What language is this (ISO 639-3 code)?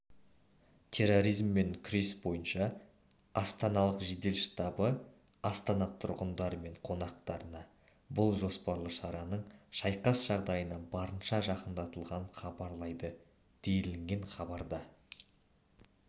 kaz